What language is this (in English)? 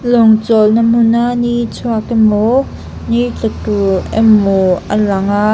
Mizo